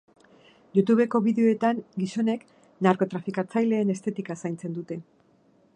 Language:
Basque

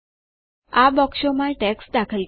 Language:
Gujarati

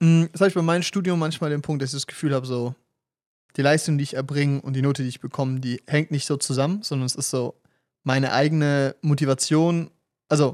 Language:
German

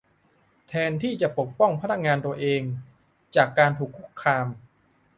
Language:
Thai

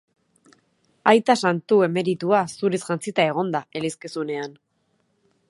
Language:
Basque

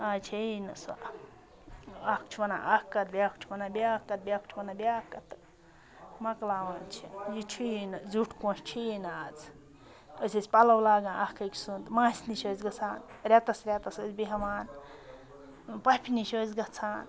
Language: Kashmiri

